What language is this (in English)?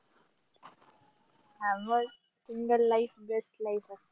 Marathi